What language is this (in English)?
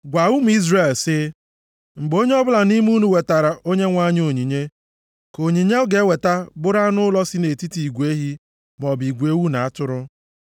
Igbo